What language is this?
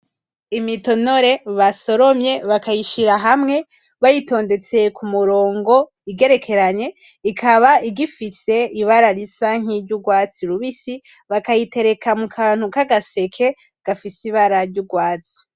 Rundi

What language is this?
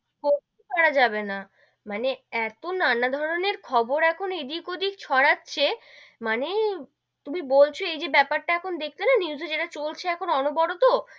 Bangla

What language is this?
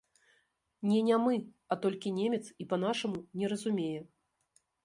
Belarusian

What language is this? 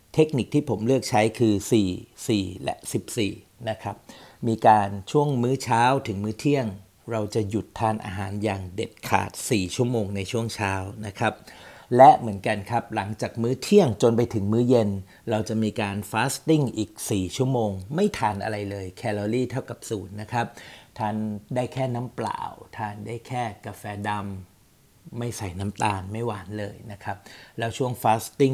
Thai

